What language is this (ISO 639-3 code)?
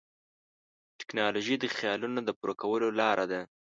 pus